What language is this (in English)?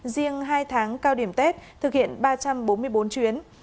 Vietnamese